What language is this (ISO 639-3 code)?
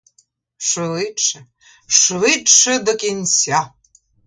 ukr